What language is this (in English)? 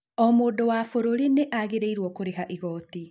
Kikuyu